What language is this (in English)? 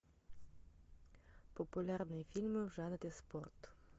Russian